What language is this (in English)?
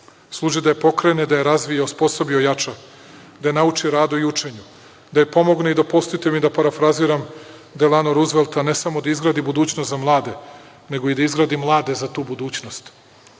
Serbian